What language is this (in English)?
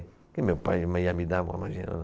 Portuguese